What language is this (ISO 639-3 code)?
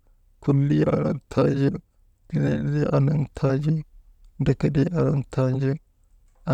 mde